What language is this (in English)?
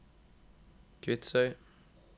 Norwegian